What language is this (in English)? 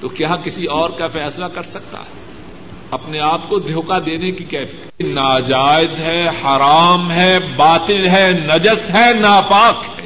Urdu